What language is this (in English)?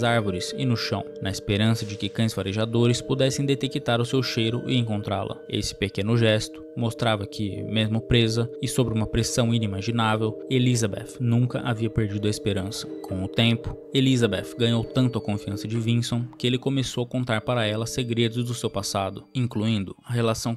Portuguese